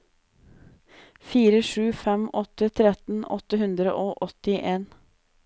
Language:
Norwegian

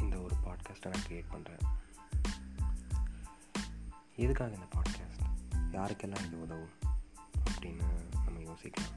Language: Tamil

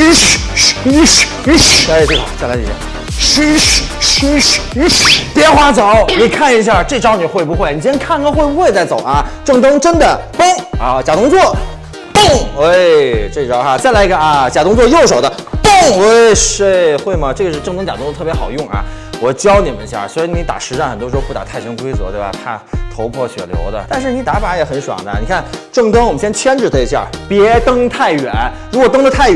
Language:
Chinese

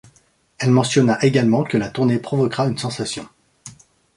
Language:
French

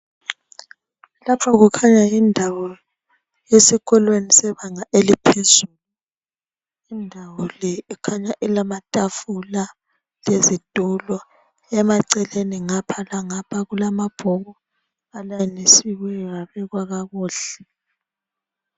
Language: North Ndebele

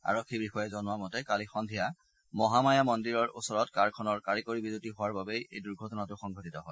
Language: Assamese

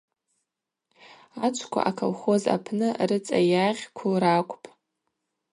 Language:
Abaza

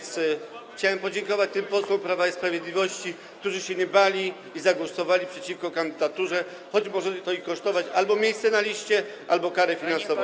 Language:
Polish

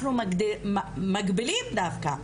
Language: Hebrew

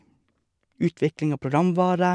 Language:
Norwegian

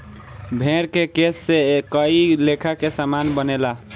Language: Bhojpuri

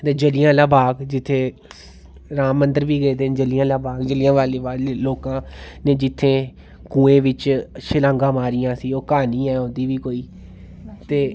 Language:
Dogri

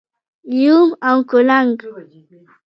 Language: Pashto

